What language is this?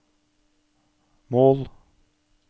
Norwegian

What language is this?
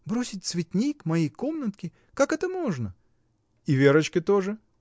Russian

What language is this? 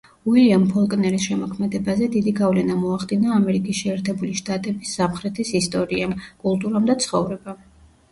Georgian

